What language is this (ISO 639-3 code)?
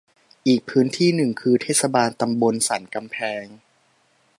tha